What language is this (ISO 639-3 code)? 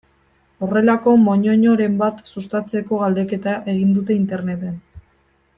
eus